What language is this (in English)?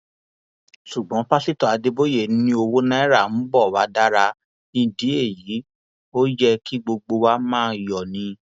Yoruba